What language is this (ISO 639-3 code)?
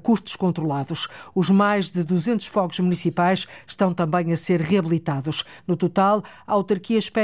por